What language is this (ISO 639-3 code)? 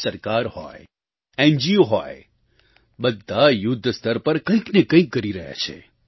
guj